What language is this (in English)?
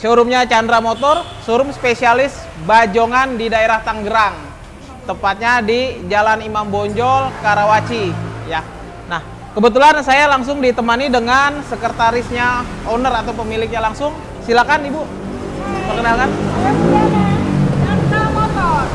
Indonesian